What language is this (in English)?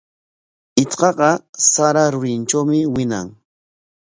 Corongo Ancash Quechua